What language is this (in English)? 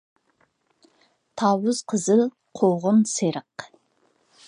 Uyghur